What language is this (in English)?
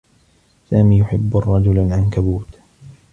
Arabic